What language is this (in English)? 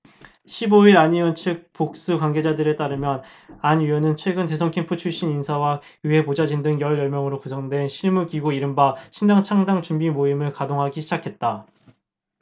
Korean